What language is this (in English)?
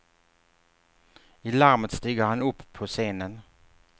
Swedish